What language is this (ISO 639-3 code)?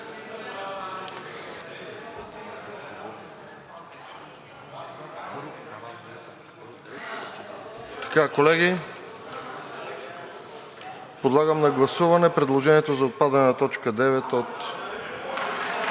bul